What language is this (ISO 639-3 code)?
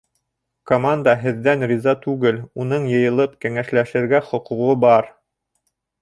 bak